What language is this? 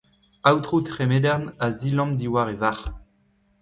Breton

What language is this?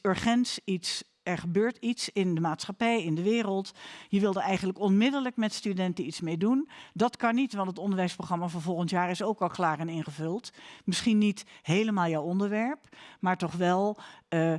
Dutch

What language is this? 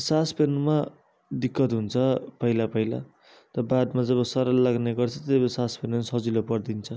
Nepali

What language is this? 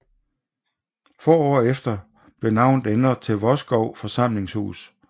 Danish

